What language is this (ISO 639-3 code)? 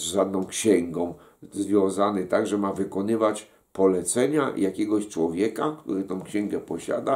pol